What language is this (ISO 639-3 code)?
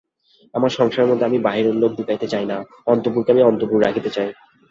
ben